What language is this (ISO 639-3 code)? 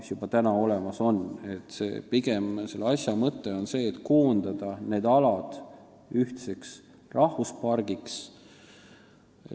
est